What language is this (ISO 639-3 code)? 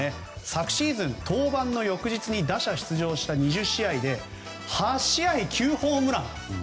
jpn